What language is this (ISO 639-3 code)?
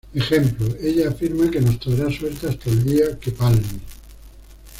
spa